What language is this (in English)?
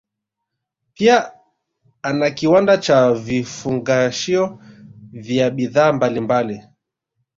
Swahili